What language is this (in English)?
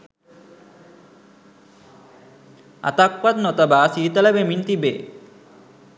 Sinhala